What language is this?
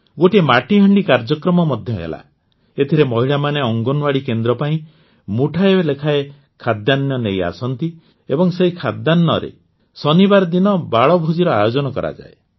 Odia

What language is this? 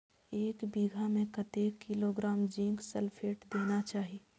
Maithili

